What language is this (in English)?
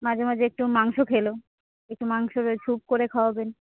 Bangla